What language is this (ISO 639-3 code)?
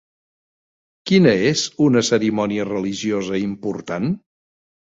cat